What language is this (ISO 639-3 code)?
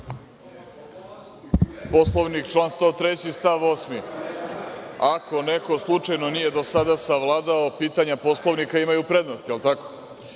srp